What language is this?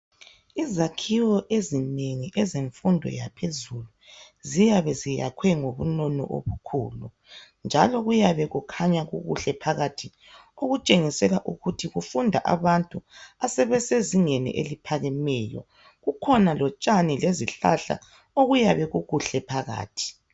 North Ndebele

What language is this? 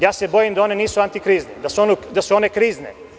Serbian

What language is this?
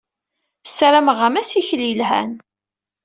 Kabyle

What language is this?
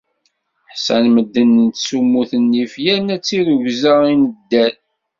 Kabyle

